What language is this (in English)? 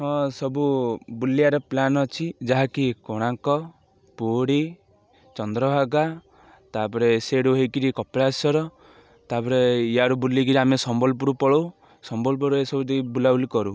Odia